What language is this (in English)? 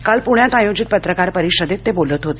Marathi